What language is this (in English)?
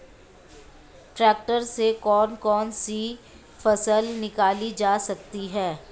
Hindi